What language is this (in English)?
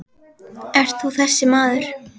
Icelandic